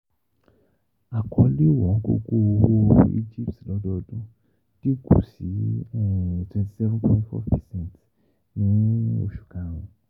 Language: Yoruba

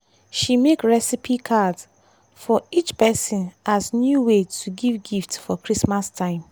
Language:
Nigerian Pidgin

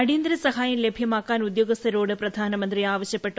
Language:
Malayalam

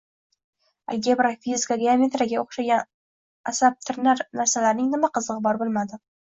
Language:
Uzbek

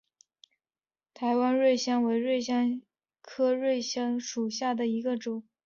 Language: Chinese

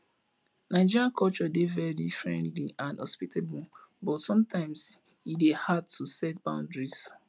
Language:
Nigerian Pidgin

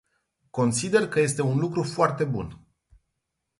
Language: Romanian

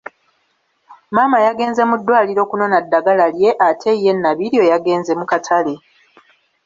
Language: Ganda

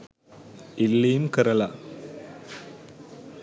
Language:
Sinhala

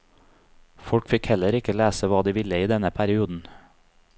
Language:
Norwegian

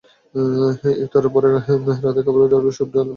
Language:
Bangla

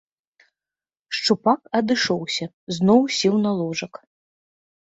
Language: Belarusian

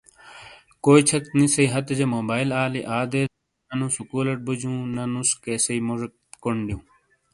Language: Shina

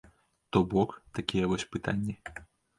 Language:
Belarusian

